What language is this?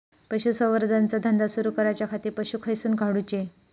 Marathi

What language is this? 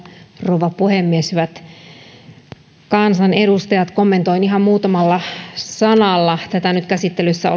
Finnish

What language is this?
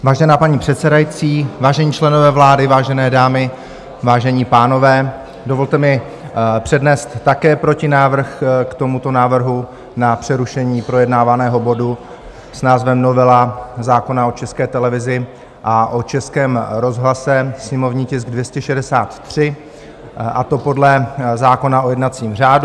Czech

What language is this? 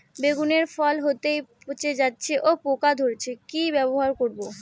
Bangla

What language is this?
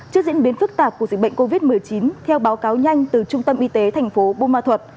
Vietnamese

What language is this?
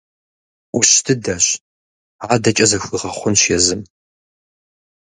Kabardian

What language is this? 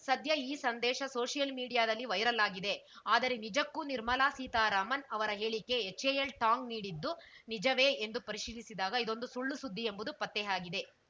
Kannada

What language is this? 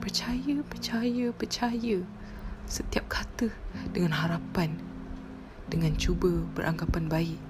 Malay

